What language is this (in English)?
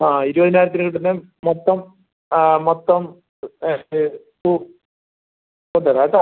Malayalam